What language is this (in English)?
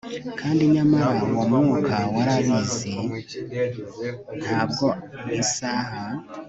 Kinyarwanda